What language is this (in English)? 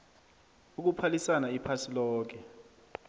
South Ndebele